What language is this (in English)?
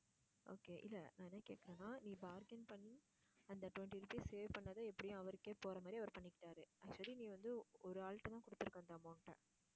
Tamil